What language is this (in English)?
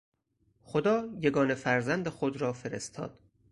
Persian